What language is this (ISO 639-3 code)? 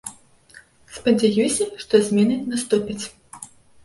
bel